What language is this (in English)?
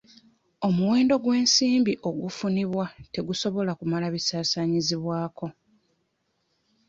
Ganda